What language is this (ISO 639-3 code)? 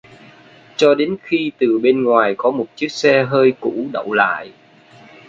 vie